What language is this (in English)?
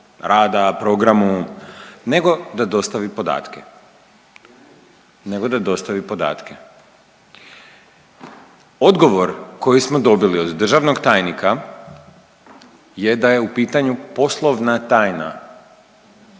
Croatian